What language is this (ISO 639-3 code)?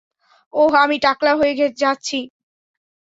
ben